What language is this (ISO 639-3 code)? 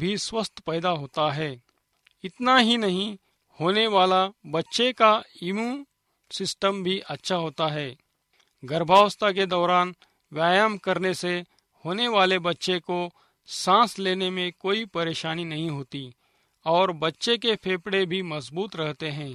hin